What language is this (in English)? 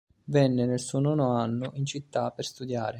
Italian